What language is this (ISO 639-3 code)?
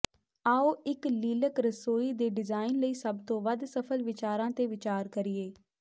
pan